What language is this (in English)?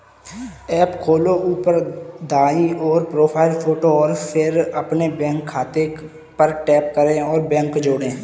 Hindi